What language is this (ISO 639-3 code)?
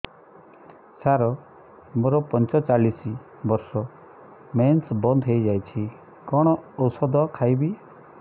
ori